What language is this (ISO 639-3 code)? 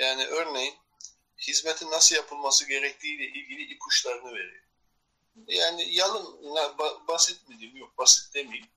tur